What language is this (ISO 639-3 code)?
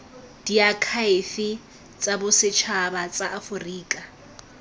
tsn